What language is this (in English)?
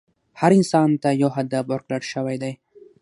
Pashto